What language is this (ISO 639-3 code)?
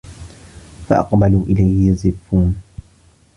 ara